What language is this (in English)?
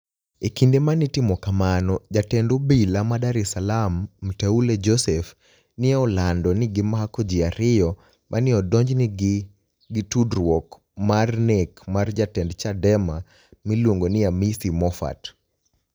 Luo (Kenya and Tanzania)